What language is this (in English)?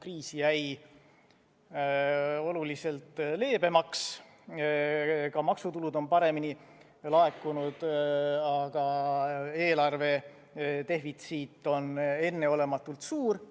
Estonian